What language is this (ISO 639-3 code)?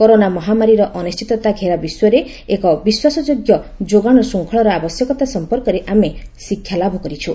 ori